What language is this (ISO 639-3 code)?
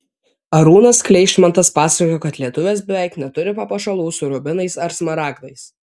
lit